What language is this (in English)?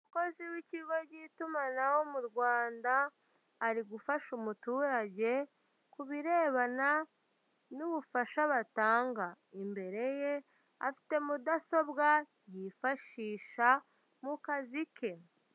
Kinyarwanda